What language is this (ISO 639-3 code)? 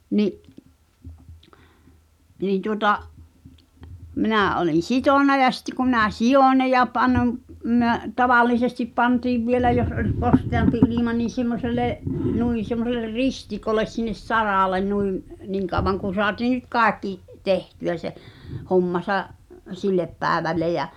fin